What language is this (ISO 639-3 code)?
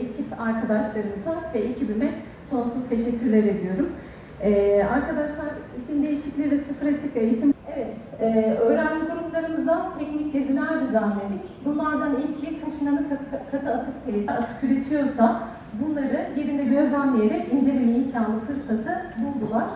tur